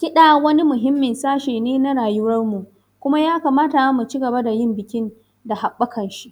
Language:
Hausa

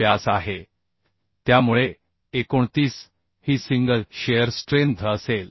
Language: Marathi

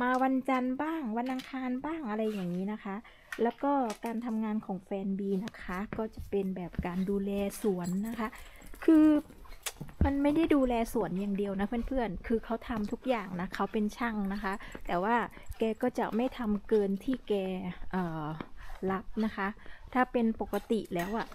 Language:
Thai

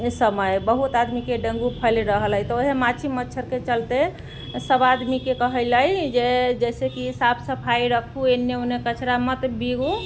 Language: Maithili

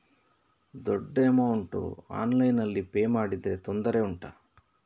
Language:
Kannada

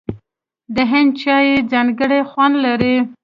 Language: Pashto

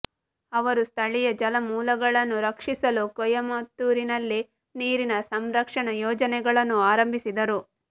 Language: Kannada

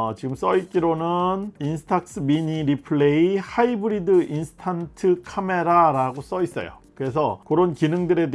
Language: Korean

